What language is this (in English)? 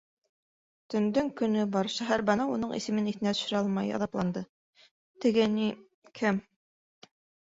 Bashkir